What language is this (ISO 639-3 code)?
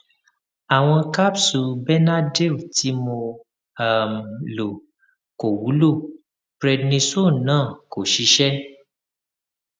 yor